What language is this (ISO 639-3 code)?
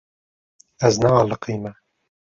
kur